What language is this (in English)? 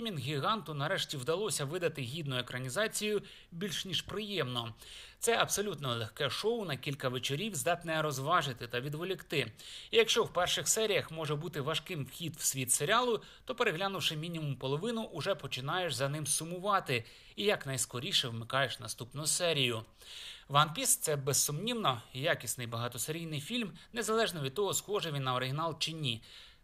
Ukrainian